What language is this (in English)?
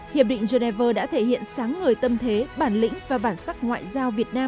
Vietnamese